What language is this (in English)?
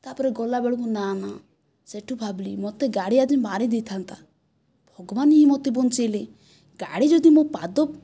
Odia